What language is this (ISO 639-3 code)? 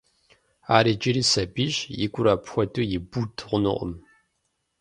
kbd